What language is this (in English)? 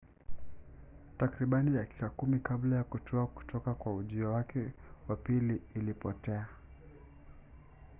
Swahili